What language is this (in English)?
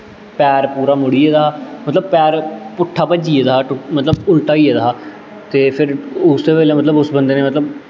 Dogri